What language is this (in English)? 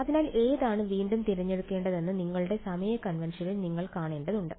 Malayalam